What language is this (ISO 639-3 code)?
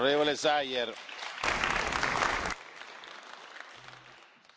hun